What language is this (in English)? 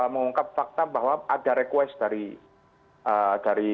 Indonesian